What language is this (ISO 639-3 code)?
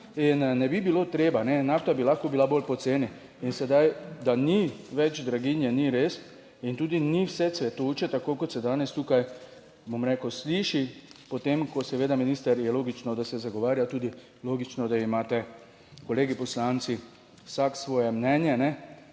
slv